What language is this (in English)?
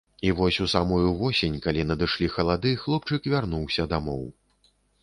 Belarusian